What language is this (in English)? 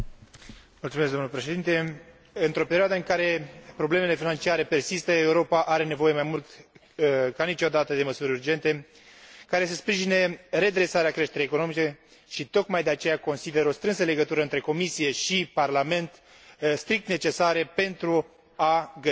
Romanian